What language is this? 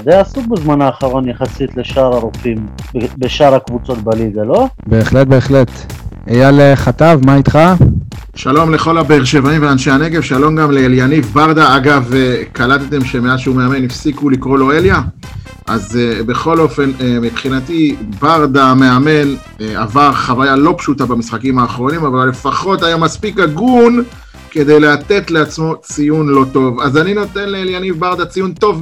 Hebrew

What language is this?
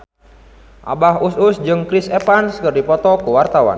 Sundanese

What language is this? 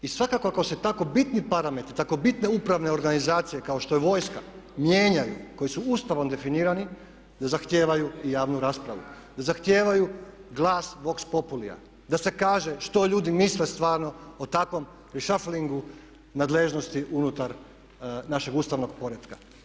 Croatian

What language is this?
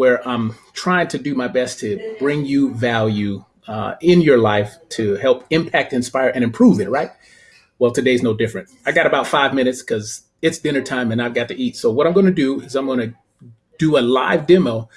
English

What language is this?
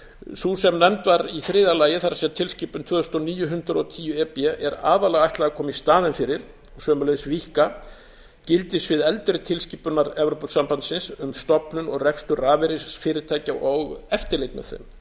Icelandic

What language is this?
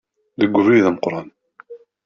Kabyle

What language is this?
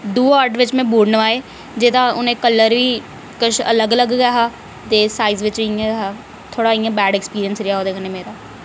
Dogri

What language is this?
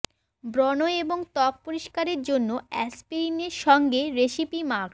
Bangla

